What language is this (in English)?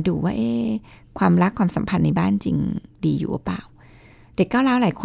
Thai